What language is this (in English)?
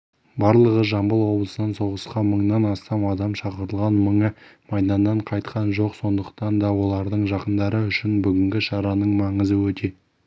Kazakh